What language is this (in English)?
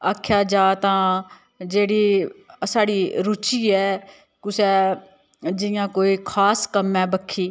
Dogri